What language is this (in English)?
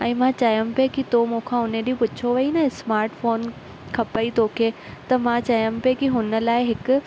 Sindhi